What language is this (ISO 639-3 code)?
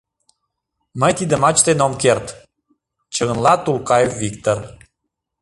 chm